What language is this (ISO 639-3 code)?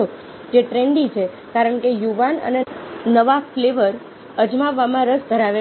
guj